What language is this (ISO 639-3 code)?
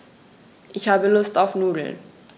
deu